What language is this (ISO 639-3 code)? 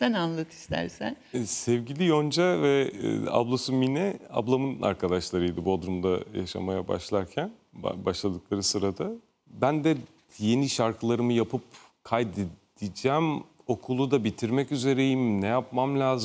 tur